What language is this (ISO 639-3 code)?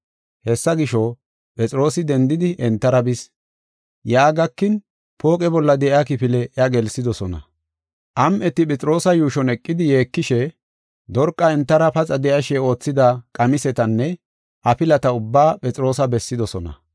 gof